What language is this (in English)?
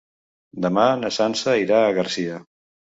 Catalan